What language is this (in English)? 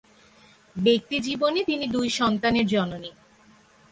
Bangla